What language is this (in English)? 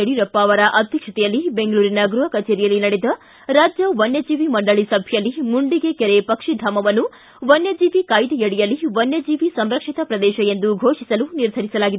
Kannada